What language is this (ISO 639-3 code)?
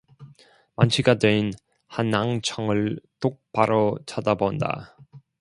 kor